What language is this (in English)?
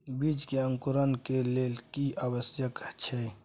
Maithili